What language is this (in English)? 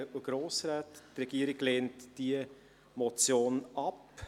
Swiss German